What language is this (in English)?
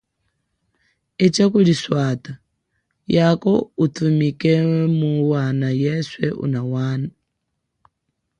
Chokwe